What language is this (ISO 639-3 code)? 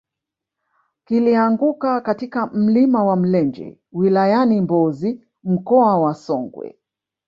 swa